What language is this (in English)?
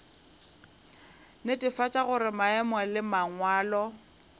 Northern Sotho